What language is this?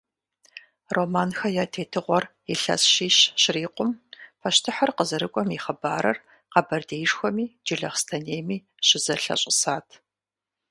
Kabardian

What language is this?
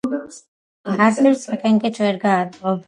Georgian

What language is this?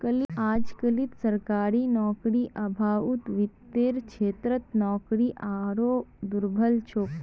Magahi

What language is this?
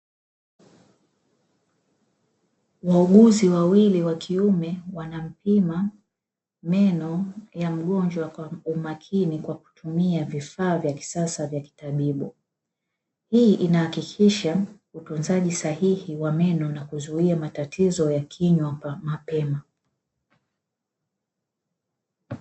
Swahili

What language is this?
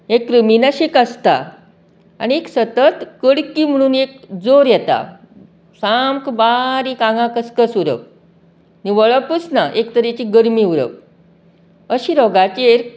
Konkani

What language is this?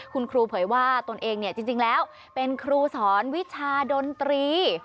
Thai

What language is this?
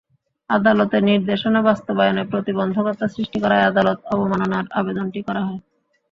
Bangla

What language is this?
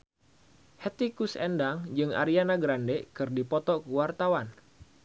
Sundanese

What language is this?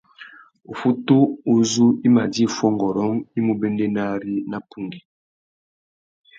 Tuki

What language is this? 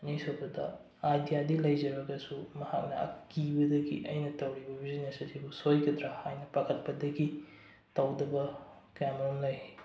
Manipuri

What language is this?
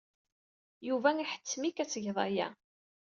Kabyle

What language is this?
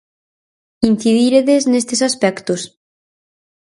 Galician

